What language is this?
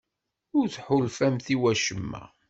Kabyle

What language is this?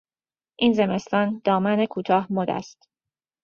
Persian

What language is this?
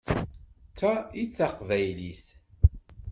Kabyle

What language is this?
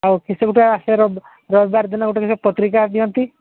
Odia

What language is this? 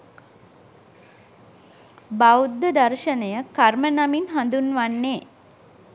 Sinhala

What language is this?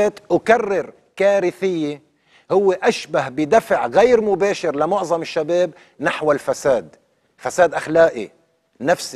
Arabic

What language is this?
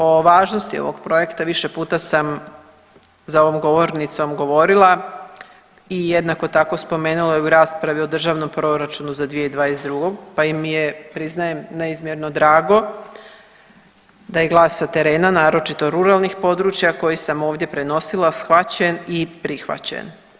Croatian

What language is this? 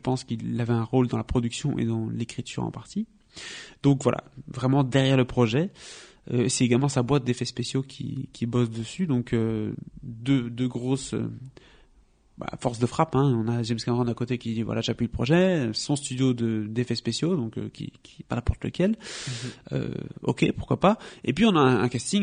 French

